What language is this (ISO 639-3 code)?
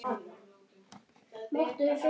isl